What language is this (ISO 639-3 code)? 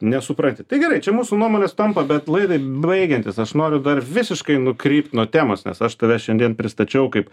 lit